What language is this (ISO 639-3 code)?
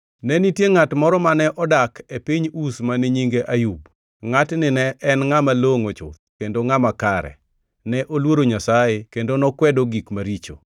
luo